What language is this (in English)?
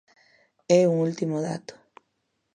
Galician